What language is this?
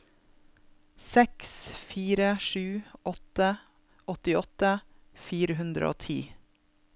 Norwegian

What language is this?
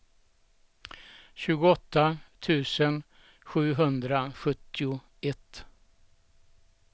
Swedish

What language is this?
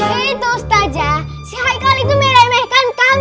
Indonesian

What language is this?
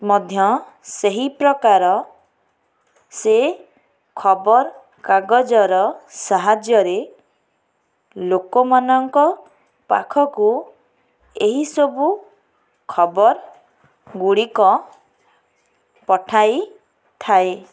Odia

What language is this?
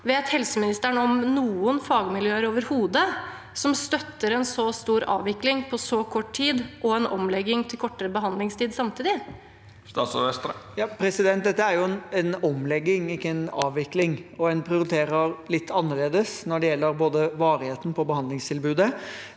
Norwegian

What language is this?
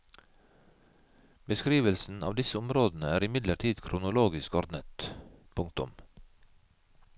Norwegian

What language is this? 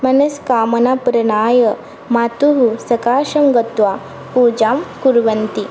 Sanskrit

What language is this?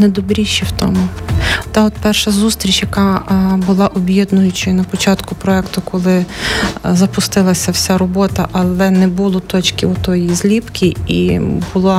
Ukrainian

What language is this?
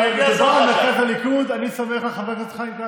Hebrew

